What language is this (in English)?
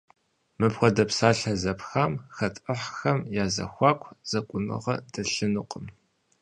Kabardian